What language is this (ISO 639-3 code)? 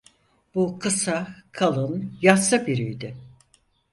tur